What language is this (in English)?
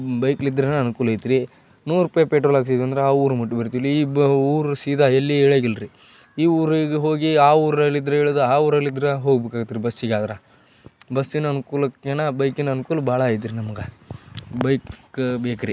Kannada